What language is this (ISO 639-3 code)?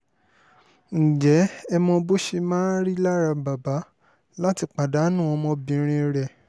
yor